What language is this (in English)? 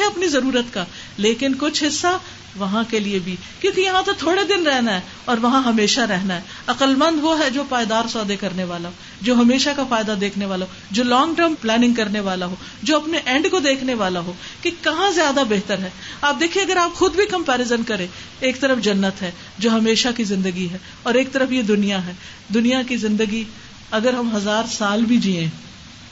Urdu